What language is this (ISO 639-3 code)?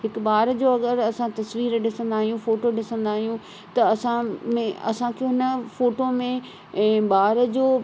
snd